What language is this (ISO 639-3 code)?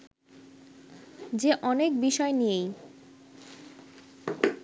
ben